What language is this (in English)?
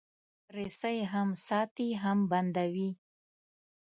Pashto